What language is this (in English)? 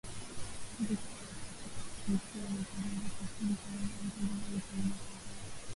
Swahili